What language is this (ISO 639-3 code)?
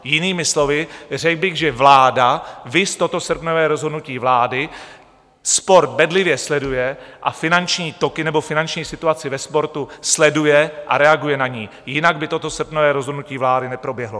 ces